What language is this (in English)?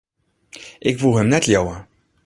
Western Frisian